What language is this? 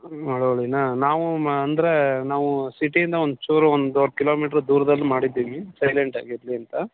Kannada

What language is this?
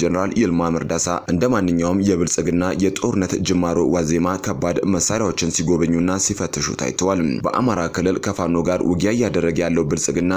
Arabic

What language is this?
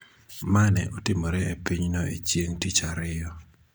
Luo (Kenya and Tanzania)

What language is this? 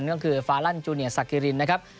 Thai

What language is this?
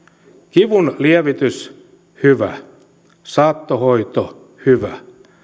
Finnish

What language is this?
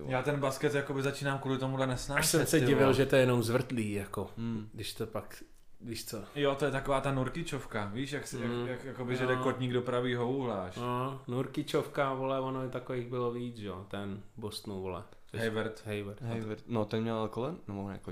Czech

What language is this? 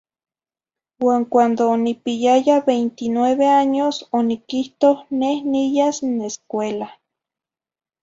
Zacatlán-Ahuacatlán-Tepetzintla Nahuatl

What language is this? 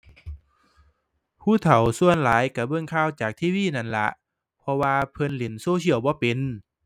Thai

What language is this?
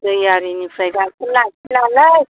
Bodo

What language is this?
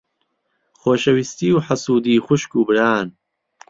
Central Kurdish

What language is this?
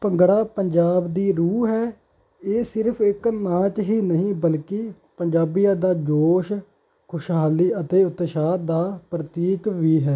Punjabi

